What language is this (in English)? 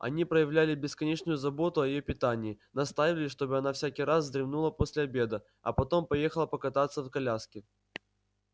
Russian